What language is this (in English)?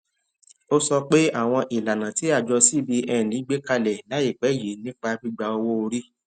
Yoruba